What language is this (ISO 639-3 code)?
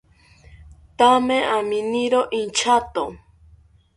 cpy